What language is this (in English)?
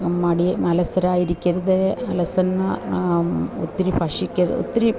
Malayalam